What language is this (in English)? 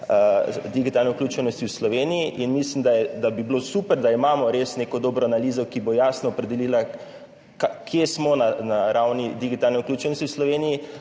Slovenian